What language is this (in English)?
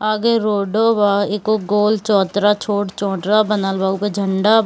Hindi